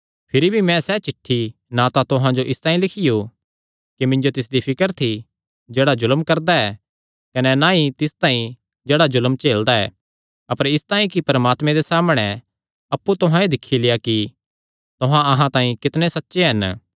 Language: Kangri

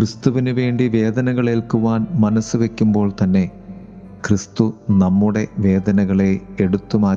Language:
Malayalam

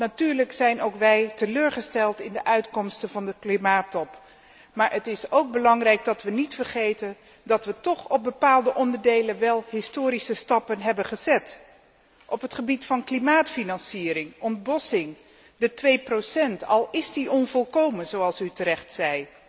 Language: Dutch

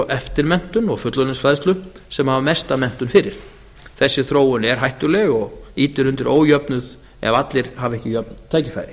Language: Icelandic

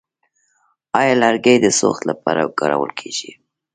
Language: Pashto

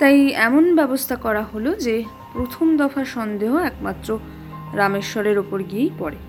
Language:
Bangla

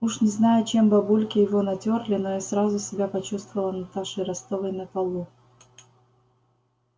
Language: Russian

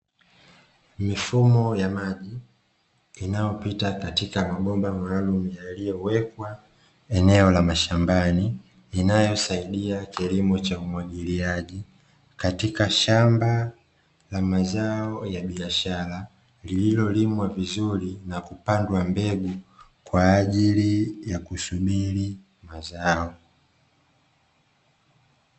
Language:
Swahili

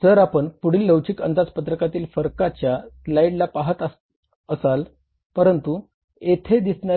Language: Marathi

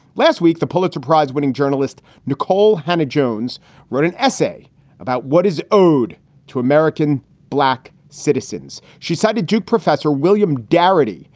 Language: English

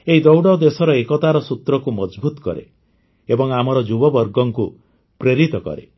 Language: Odia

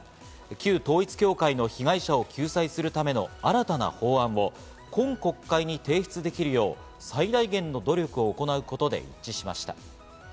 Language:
Japanese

